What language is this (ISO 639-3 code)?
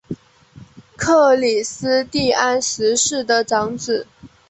zho